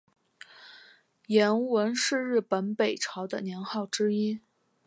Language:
Chinese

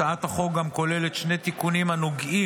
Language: Hebrew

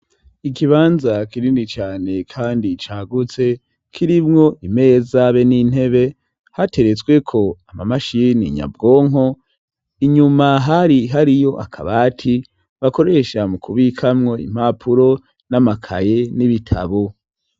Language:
Rundi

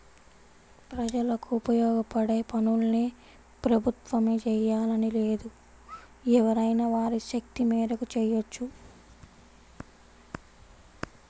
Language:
Telugu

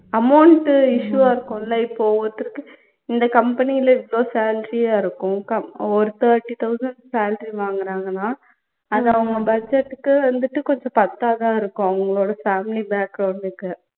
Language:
Tamil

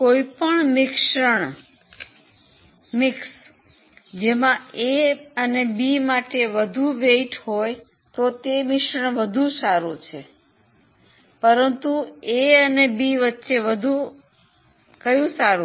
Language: Gujarati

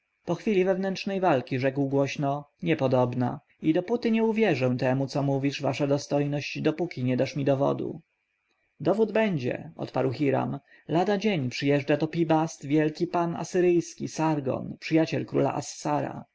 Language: Polish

